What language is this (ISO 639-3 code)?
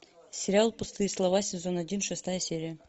rus